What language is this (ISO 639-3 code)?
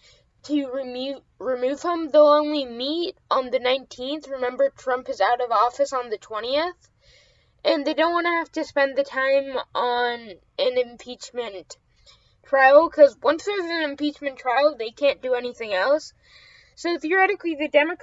eng